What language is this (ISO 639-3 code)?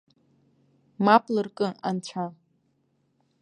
abk